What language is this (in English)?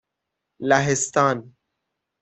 Persian